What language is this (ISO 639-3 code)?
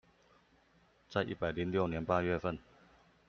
zho